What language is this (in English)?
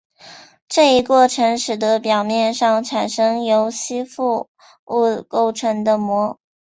Chinese